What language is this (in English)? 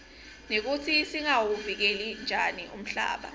Swati